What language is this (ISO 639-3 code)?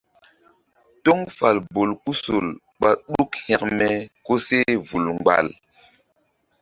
mdd